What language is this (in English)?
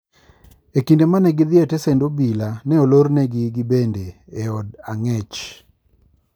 Luo (Kenya and Tanzania)